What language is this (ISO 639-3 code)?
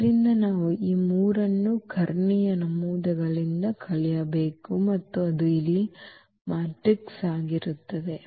kan